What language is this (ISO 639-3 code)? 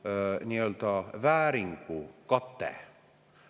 est